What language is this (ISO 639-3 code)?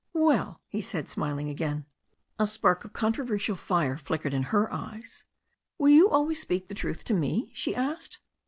eng